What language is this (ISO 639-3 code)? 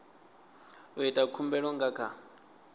ven